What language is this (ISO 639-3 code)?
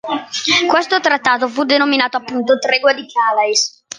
ita